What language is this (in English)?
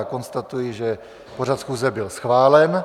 Czech